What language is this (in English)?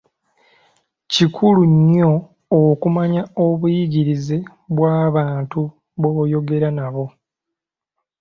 Ganda